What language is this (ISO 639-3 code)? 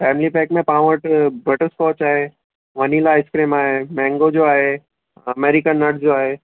snd